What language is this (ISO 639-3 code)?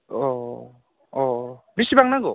brx